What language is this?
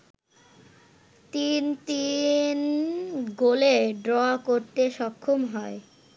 Bangla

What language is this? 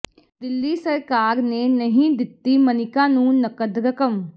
Punjabi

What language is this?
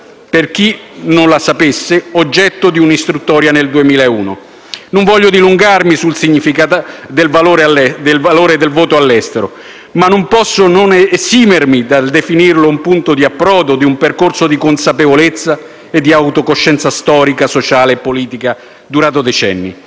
Italian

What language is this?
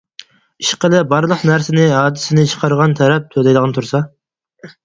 Uyghur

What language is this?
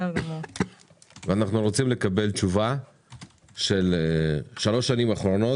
Hebrew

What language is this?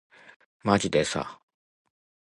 Japanese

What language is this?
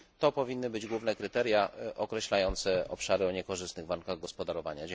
Polish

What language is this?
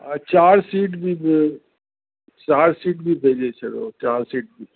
Sindhi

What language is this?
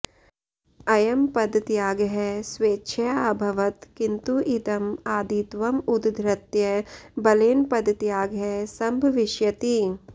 Sanskrit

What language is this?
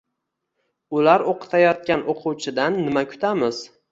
Uzbek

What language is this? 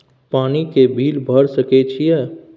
Maithili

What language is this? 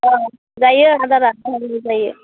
Bodo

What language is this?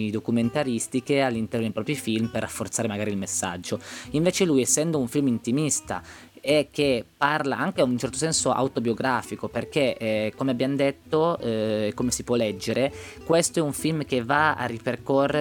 Italian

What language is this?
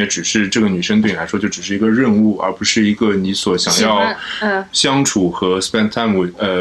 Chinese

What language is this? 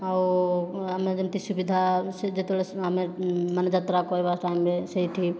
Odia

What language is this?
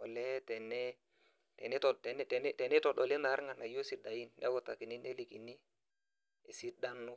Masai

